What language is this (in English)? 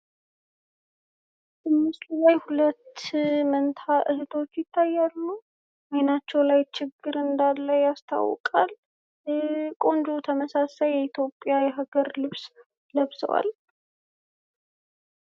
Amharic